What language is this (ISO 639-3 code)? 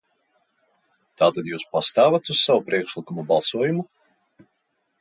lav